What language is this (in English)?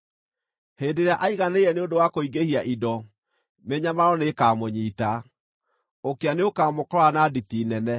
Kikuyu